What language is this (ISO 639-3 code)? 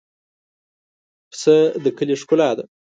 pus